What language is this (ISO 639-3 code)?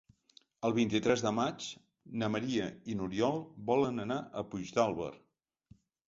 cat